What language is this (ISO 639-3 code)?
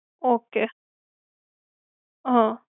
guj